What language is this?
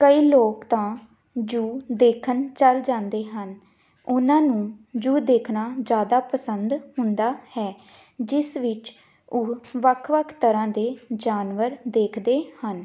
Punjabi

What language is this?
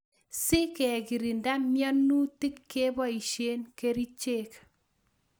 Kalenjin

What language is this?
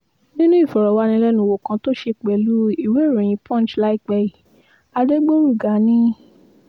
Yoruba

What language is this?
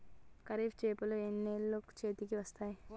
Telugu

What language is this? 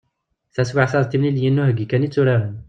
Kabyle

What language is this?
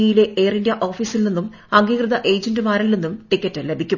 Malayalam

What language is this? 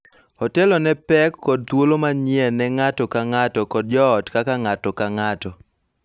Luo (Kenya and Tanzania)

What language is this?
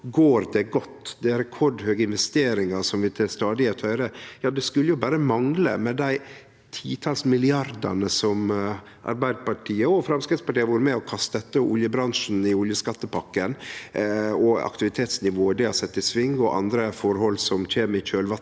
Norwegian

